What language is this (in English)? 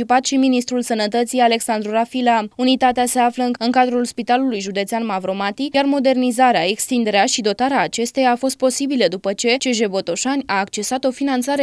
Romanian